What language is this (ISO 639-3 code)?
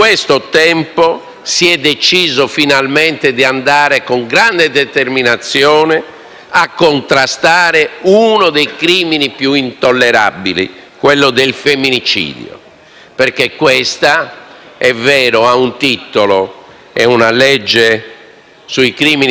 ita